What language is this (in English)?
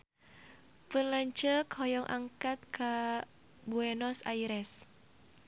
Sundanese